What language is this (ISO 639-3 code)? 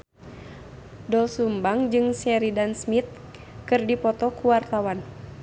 sun